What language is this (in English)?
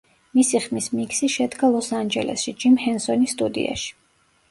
Georgian